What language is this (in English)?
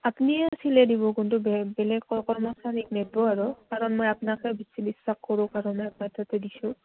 Assamese